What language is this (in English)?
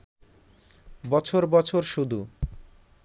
Bangla